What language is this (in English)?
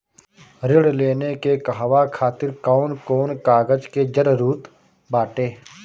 Bhojpuri